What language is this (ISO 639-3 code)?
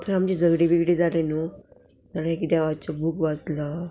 kok